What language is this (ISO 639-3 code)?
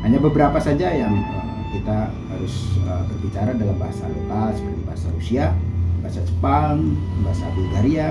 ind